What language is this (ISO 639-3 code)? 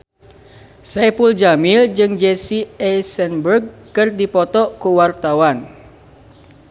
sun